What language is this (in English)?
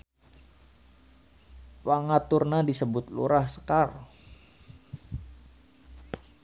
Sundanese